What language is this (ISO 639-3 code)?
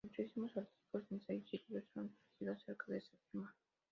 spa